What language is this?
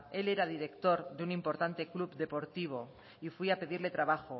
Spanish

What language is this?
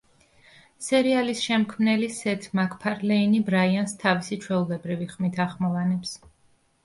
Georgian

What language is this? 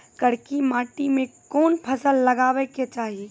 Maithili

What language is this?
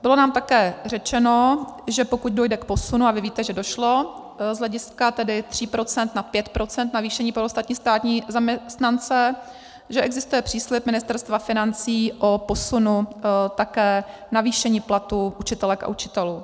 Czech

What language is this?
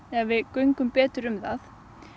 Icelandic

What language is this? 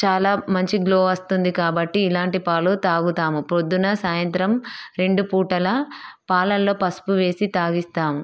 Telugu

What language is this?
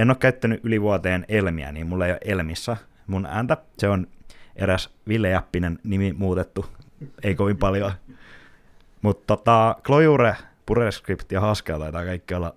Finnish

